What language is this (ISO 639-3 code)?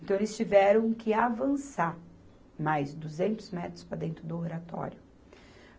por